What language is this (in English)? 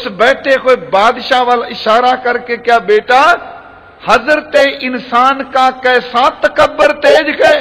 Punjabi